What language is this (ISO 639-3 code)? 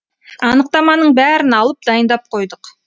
kaz